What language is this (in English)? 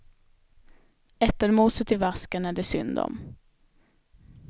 Swedish